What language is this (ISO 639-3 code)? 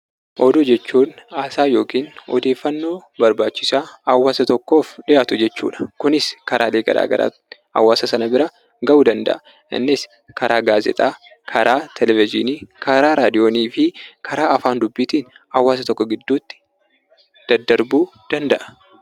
orm